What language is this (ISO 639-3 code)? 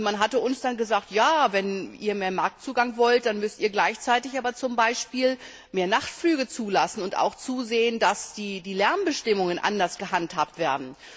deu